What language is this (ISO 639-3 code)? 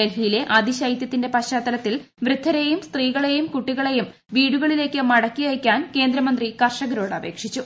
mal